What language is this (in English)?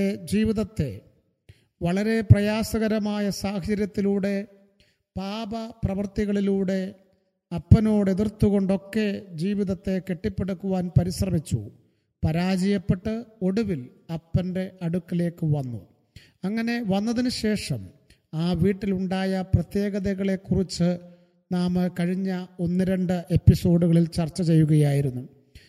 Malayalam